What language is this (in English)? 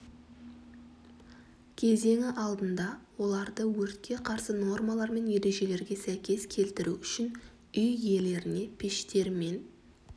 Kazakh